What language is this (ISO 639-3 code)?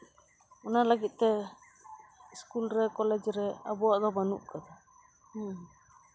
sat